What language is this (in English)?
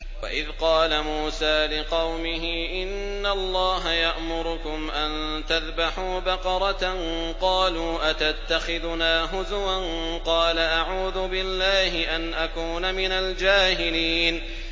Arabic